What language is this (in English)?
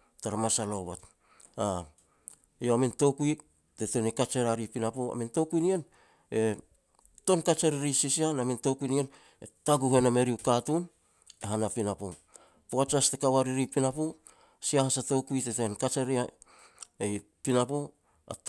Petats